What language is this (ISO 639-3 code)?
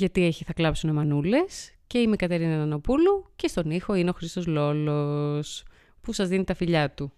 ell